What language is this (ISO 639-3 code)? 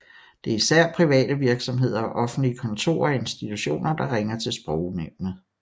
dan